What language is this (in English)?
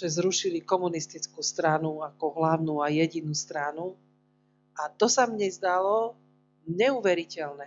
Slovak